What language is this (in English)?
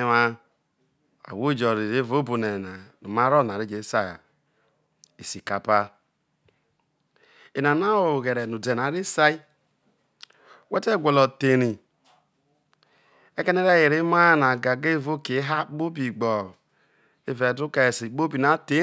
Isoko